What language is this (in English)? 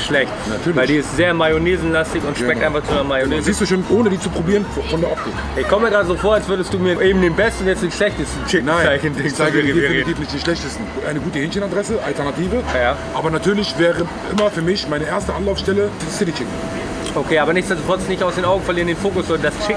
German